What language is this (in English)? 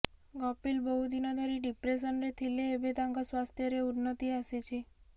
Odia